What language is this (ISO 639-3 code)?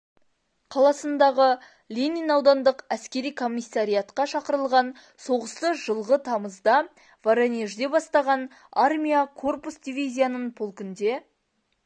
kaz